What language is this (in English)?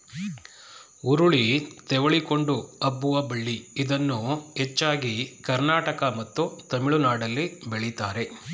Kannada